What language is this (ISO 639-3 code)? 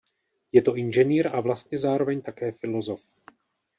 ces